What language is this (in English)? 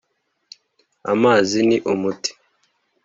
Kinyarwanda